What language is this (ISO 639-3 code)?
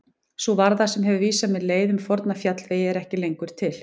isl